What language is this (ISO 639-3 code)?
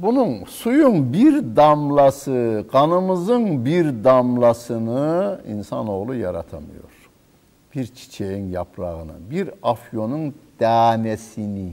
tur